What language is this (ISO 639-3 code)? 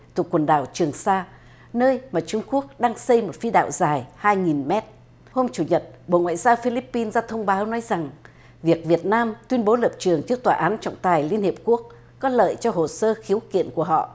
vie